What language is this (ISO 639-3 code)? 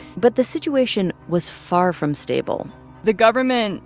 eng